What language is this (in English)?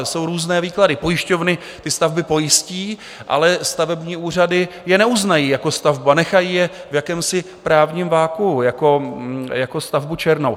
Czech